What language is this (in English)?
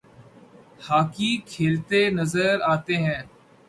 Urdu